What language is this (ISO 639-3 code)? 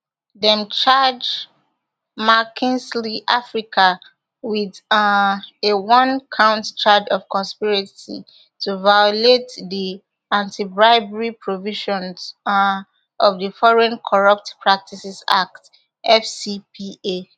pcm